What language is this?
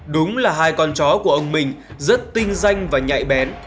Vietnamese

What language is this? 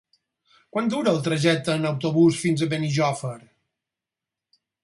Catalan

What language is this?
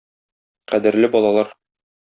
Tatar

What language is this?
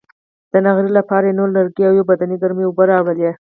Pashto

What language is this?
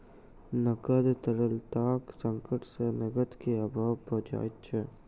Maithili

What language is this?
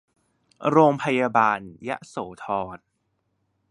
Thai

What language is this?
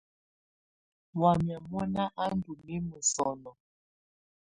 Tunen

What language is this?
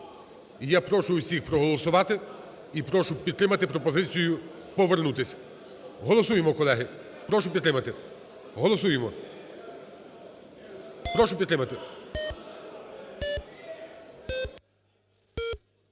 Ukrainian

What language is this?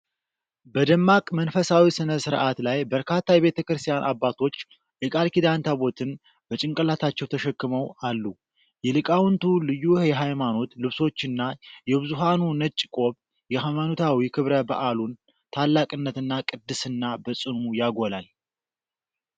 Amharic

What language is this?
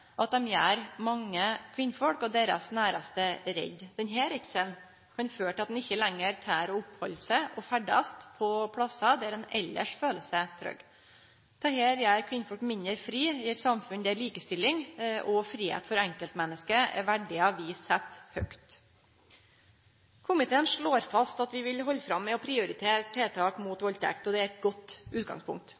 Norwegian Nynorsk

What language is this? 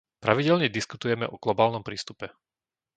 Slovak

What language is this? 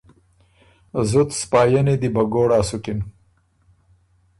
Ormuri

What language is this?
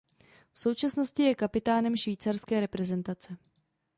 Czech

